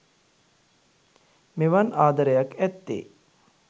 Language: Sinhala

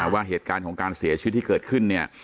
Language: Thai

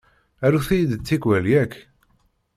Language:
Kabyle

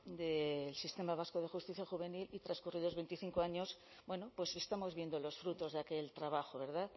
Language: Spanish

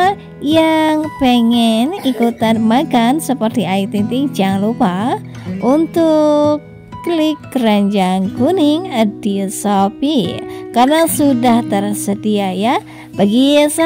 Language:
Indonesian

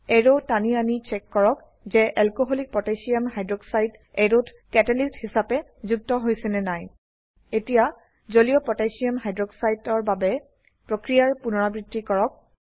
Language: Assamese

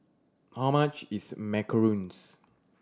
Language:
English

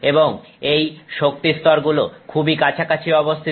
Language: Bangla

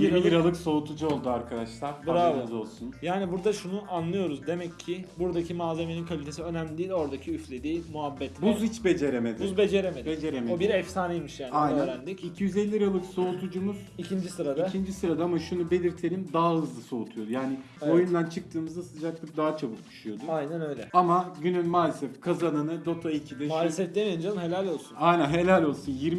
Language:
Turkish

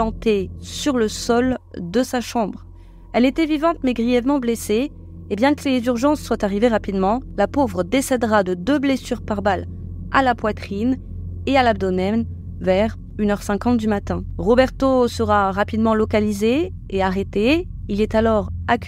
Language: French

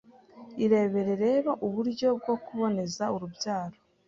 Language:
Kinyarwanda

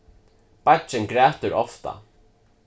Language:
Faroese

